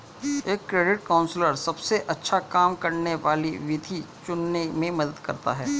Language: Hindi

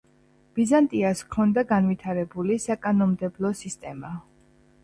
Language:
Georgian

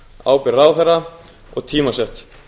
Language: Icelandic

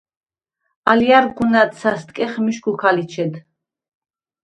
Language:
Svan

